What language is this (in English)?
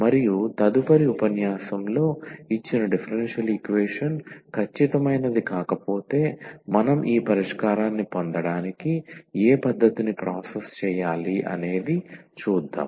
Telugu